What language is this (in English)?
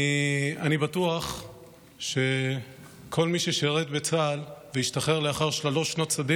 Hebrew